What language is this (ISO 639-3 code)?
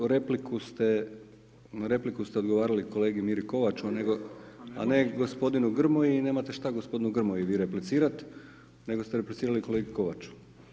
hrv